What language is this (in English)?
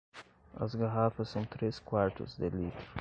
Portuguese